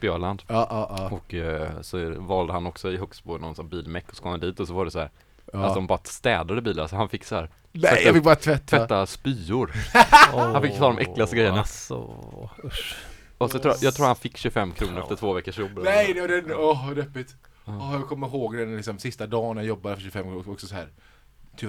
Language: Swedish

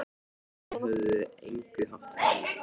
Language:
Icelandic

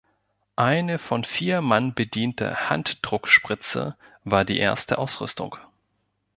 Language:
German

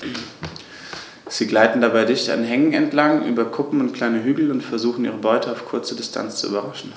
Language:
German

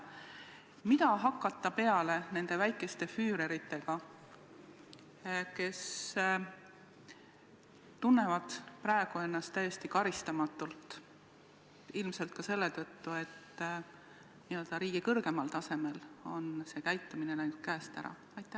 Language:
Estonian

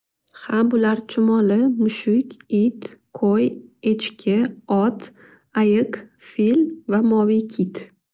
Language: Uzbek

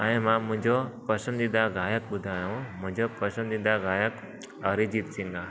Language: Sindhi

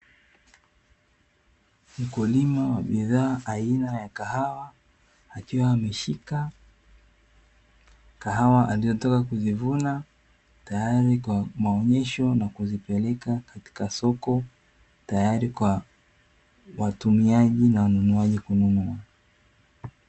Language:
Swahili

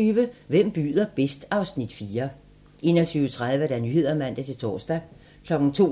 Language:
Danish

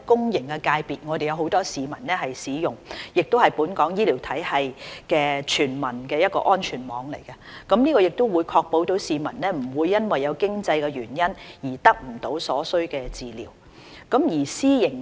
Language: Cantonese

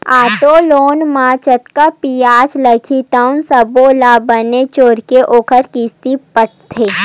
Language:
Chhattisgarhi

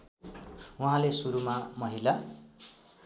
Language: Nepali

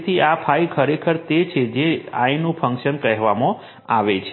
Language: Gujarati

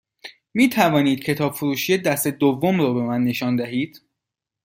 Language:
Persian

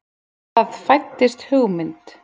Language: Icelandic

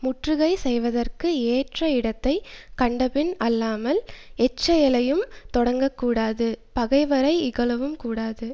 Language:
Tamil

